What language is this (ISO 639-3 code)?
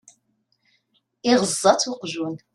kab